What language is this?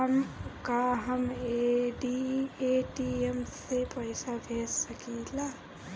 Bhojpuri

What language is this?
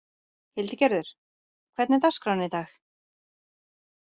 Icelandic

